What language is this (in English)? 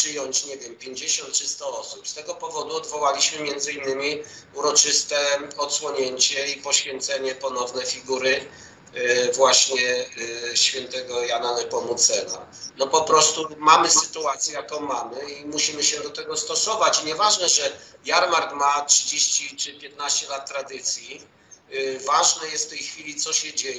Polish